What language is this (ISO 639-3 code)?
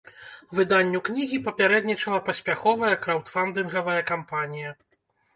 bel